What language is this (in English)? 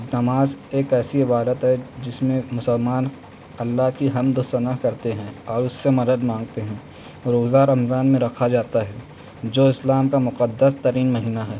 Urdu